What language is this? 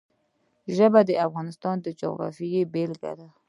Pashto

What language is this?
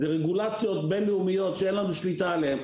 Hebrew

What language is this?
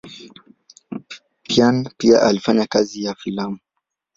Swahili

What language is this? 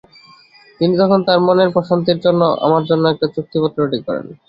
Bangla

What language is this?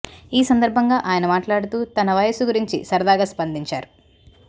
Telugu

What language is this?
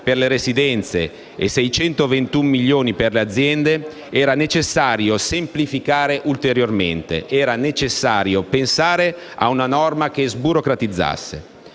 Italian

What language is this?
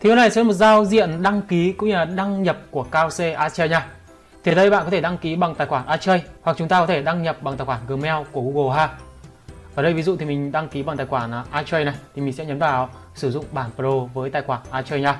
Vietnamese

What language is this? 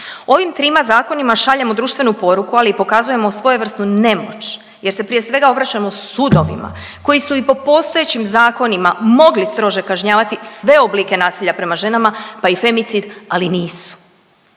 Croatian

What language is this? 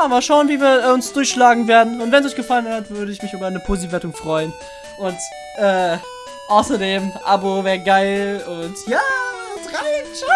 German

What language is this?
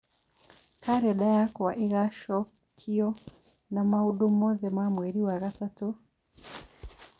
Kikuyu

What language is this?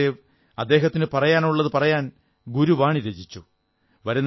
Malayalam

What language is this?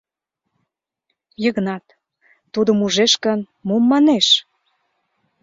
Mari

